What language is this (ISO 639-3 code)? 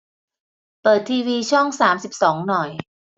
tha